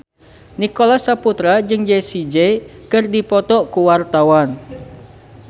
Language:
Sundanese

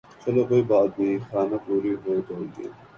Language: Urdu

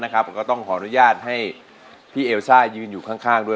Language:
Thai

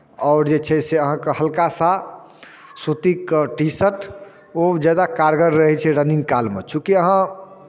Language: Maithili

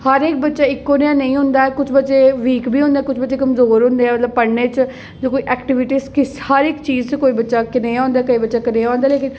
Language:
Dogri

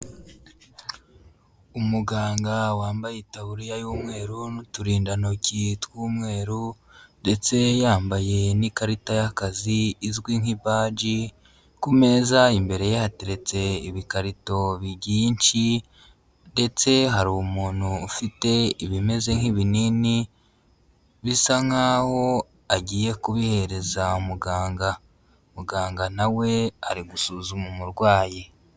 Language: Kinyarwanda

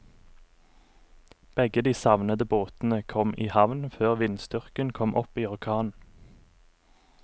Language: Norwegian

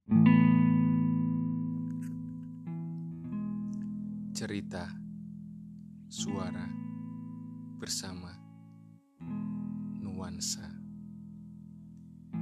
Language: Malay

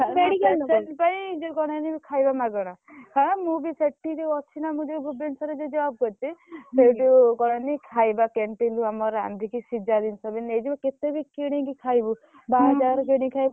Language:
Odia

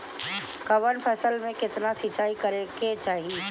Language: Bhojpuri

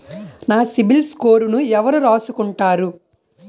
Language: Telugu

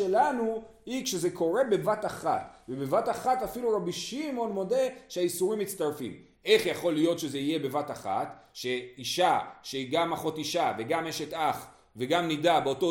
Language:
Hebrew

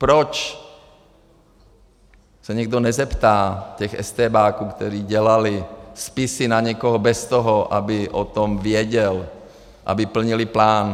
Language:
Czech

